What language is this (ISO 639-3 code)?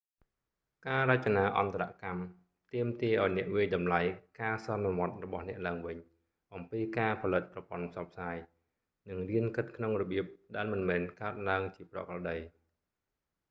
khm